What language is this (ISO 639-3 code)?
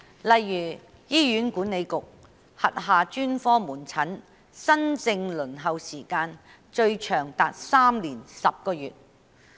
yue